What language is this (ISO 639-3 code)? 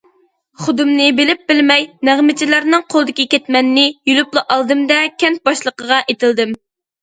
uig